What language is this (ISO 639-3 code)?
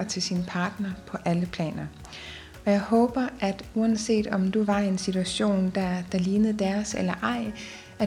dan